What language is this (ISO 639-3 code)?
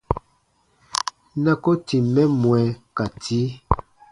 bba